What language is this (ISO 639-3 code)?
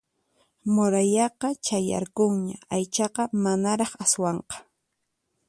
qxp